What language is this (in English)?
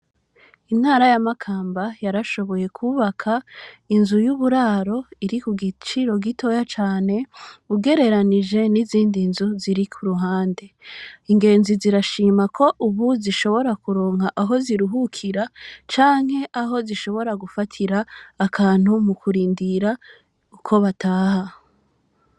Rundi